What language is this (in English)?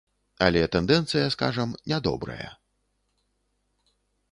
Belarusian